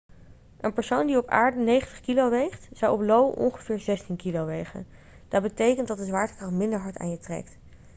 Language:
Dutch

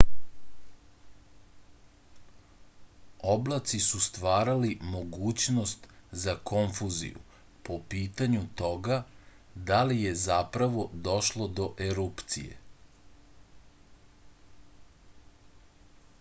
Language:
Serbian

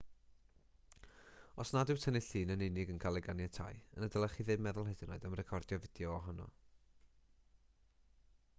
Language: Welsh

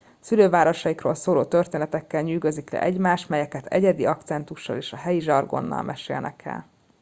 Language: Hungarian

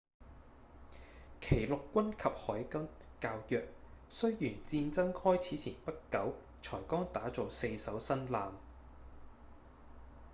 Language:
Cantonese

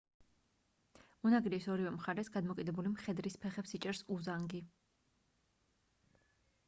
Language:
Georgian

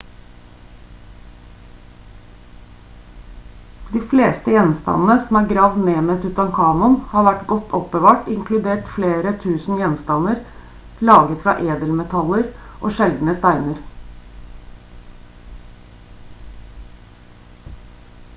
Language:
Norwegian Bokmål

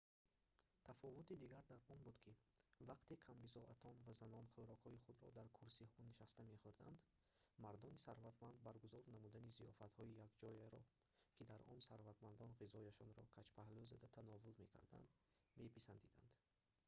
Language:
Tajik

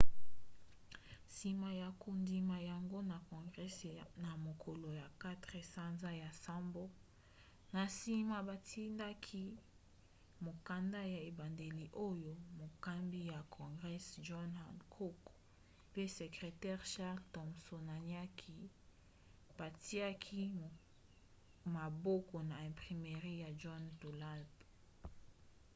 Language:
Lingala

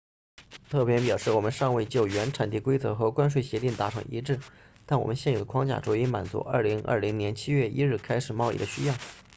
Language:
Chinese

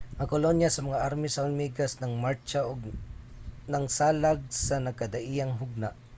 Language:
Cebuano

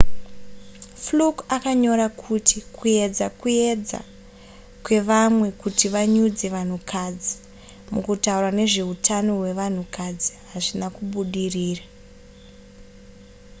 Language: Shona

